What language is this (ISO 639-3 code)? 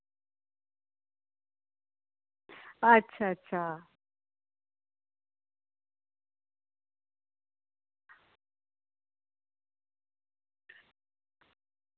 doi